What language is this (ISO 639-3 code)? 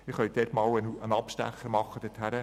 gsw